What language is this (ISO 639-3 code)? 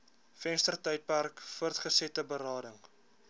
afr